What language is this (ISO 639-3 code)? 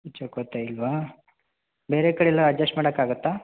kan